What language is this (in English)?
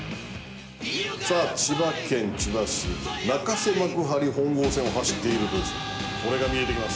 Japanese